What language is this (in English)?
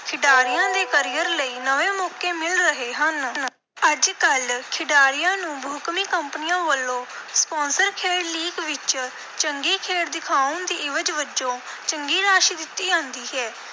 Punjabi